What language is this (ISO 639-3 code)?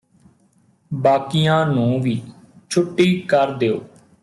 pan